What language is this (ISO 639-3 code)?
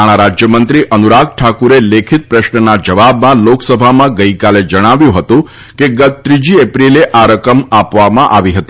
guj